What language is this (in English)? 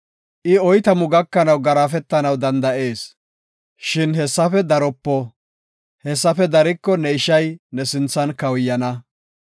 Gofa